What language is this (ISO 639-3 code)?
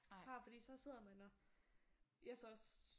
dan